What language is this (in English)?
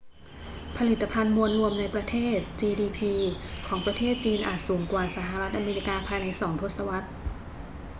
Thai